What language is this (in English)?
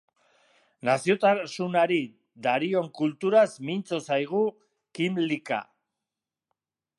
Basque